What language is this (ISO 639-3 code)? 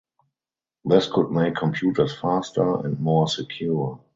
eng